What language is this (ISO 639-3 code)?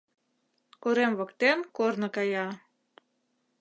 chm